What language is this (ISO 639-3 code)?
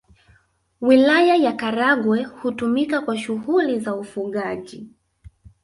swa